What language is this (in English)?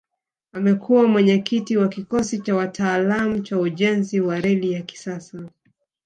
Swahili